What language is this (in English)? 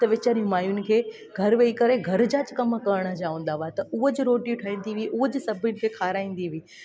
Sindhi